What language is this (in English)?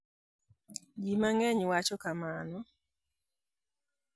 Luo (Kenya and Tanzania)